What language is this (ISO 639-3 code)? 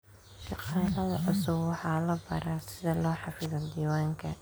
som